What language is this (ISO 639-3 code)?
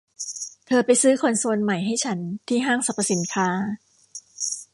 tha